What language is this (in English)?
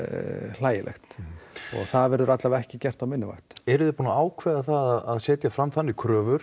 Icelandic